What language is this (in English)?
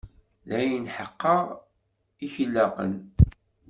Kabyle